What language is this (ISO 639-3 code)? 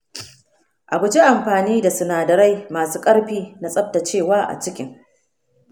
hau